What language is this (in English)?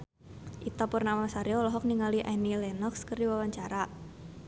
Sundanese